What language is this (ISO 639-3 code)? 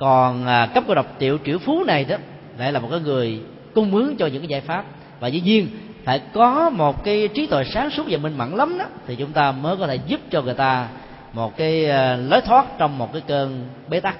vie